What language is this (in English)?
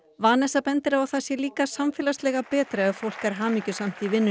Icelandic